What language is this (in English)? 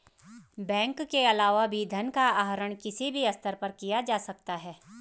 Hindi